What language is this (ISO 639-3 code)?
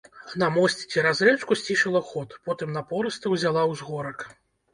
bel